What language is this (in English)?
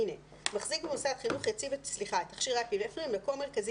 Hebrew